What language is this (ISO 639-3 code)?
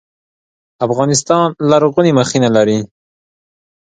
pus